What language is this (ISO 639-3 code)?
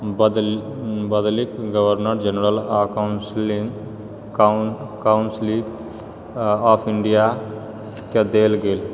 mai